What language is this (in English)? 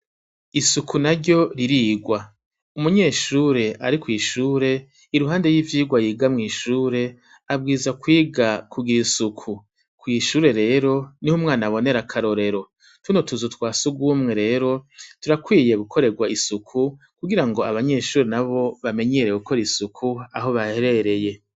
Rundi